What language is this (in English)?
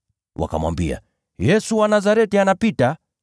Swahili